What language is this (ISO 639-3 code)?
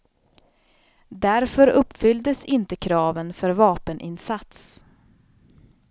swe